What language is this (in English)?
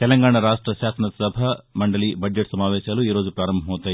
Telugu